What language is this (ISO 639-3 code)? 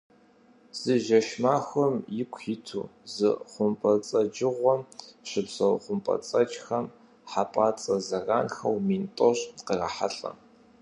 kbd